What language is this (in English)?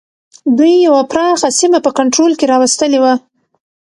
Pashto